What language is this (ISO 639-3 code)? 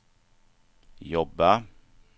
swe